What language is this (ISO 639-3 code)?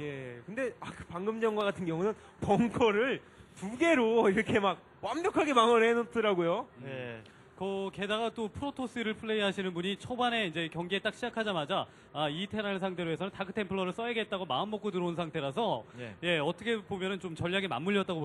kor